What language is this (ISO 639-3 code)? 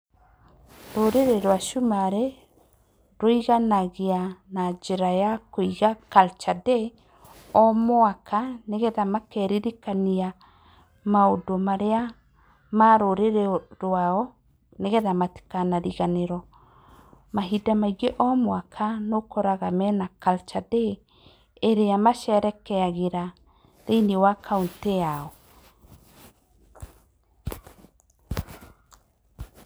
kik